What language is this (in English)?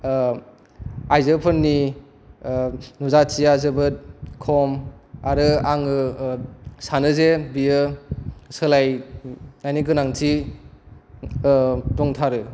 Bodo